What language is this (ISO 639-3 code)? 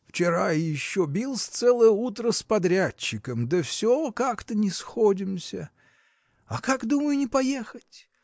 rus